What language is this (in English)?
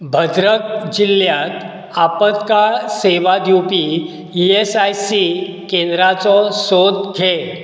Konkani